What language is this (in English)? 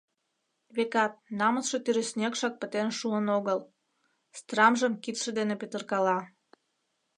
Mari